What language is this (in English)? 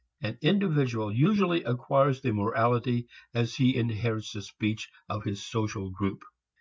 English